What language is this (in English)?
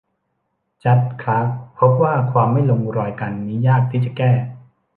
Thai